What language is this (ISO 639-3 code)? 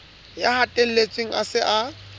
sot